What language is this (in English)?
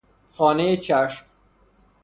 Persian